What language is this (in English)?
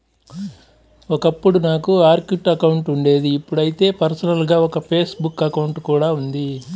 Telugu